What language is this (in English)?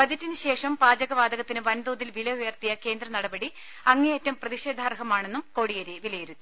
Malayalam